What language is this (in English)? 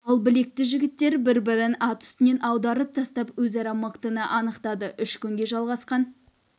Kazakh